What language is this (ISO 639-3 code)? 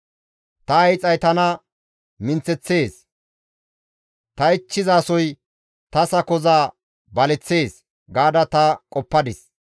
gmv